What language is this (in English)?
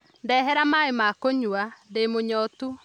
Kikuyu